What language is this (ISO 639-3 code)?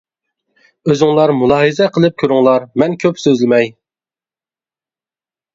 uig